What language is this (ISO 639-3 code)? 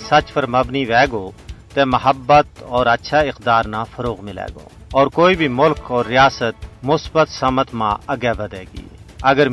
urd